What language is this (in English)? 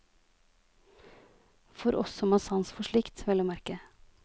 Norwegian